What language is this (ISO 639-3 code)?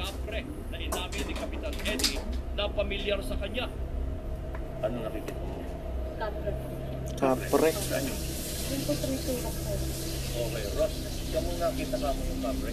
fil